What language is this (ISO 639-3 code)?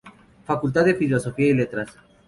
spa